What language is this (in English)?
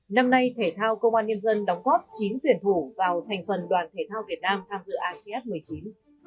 Vietnamese